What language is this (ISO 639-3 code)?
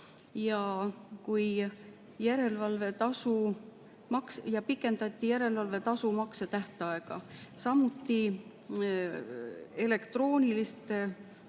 est